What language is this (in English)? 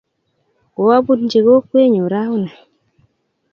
Kalenjin